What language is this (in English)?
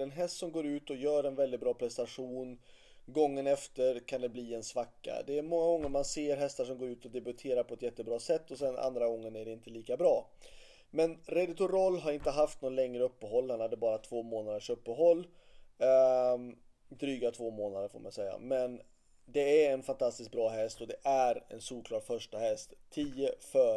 Swedish